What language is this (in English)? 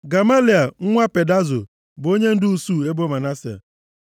Igbo